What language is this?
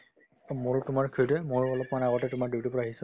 Assamese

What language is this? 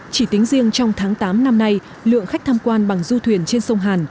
Vietnamese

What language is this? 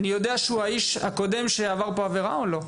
Hebrew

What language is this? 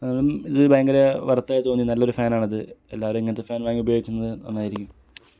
Malayalam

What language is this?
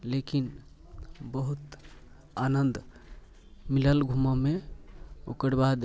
Maithili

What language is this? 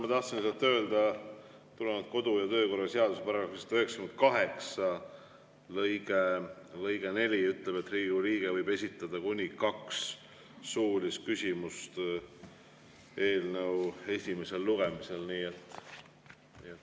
Estonian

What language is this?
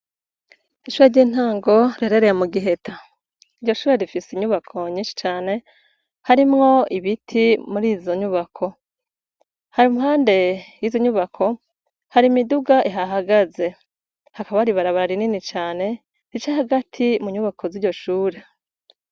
Rundi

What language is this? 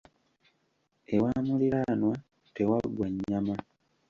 Ganda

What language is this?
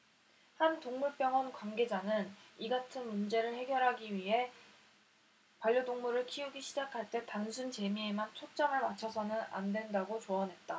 Korean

